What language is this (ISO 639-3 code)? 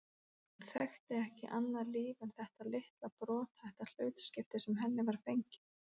isl